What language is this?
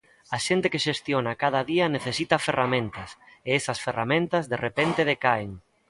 Galician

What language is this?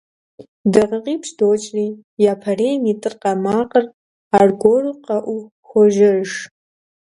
Kabardian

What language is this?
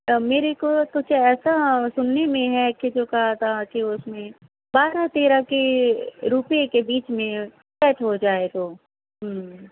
Urdu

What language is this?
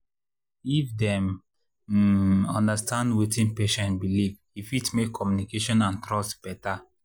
Nigerian Pidgin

